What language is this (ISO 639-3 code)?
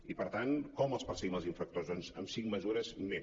cat